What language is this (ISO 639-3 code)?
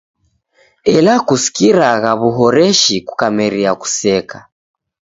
dav